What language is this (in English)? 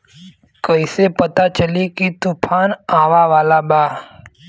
Bhojpuri